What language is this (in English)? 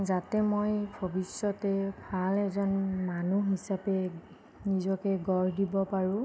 Assamese